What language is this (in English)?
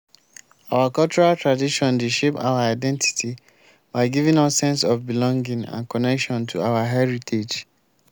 Nigerian Pidgin